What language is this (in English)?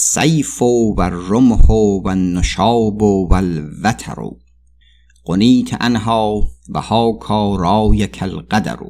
Persian